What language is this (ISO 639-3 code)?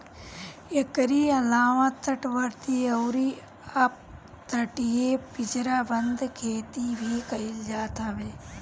bho